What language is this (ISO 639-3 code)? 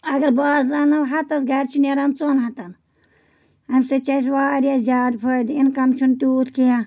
kas